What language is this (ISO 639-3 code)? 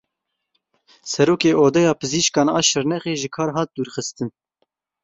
kur